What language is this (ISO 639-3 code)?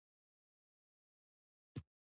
pus